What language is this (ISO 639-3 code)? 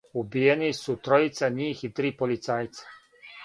srp